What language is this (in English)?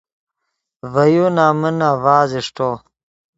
Yidgha